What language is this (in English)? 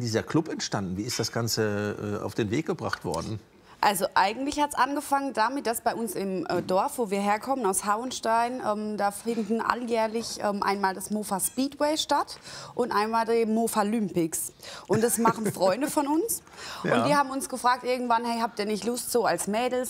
German